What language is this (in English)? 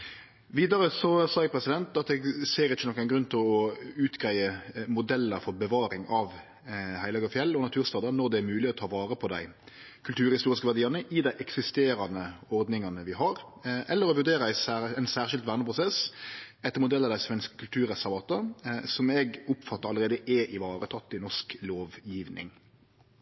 Norwegian Nynorsk